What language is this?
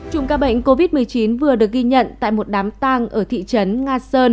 Vietnamese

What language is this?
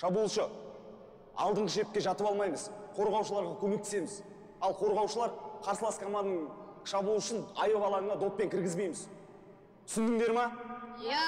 Turkish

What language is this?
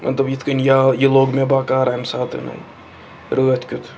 Kashmiri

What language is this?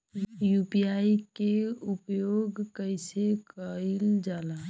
Bhojpuri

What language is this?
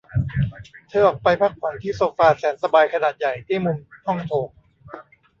Thai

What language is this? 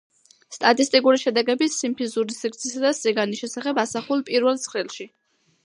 Georgian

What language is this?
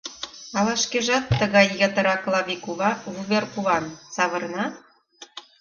Mari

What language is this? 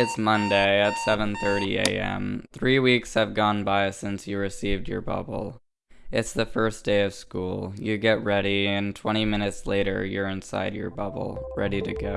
English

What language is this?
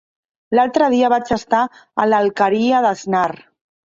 Catalan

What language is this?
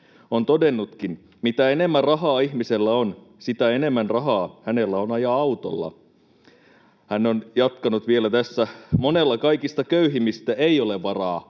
Finnish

